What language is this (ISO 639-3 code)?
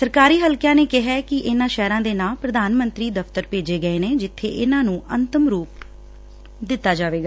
pan